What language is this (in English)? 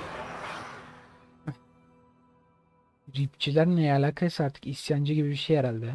Turkish